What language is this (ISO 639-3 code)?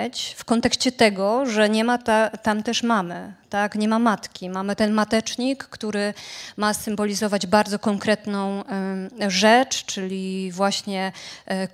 pol